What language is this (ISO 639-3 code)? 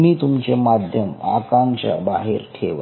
mar